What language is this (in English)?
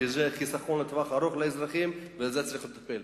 Hebrew